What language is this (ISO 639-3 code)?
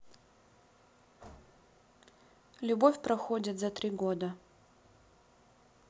rus